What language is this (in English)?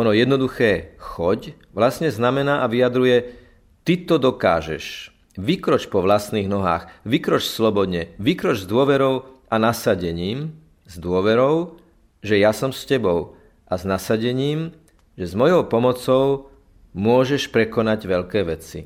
Slovak